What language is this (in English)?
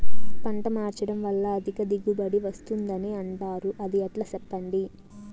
Telugu